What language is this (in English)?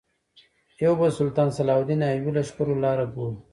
Pashto